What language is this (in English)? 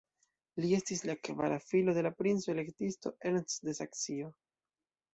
Esperanto